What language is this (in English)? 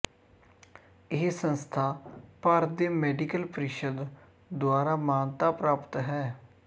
Punjabi